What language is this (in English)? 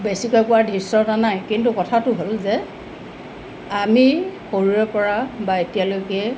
Assamese